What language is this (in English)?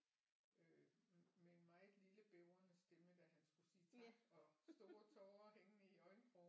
Danish